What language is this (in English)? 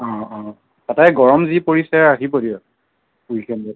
Assamese